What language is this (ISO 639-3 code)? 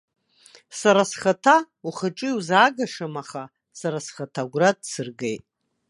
abk